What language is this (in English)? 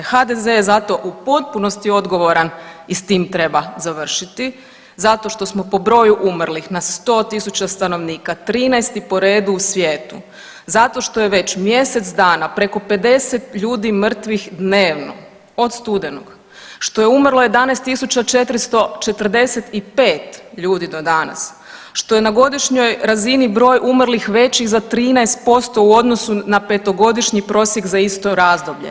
Croatian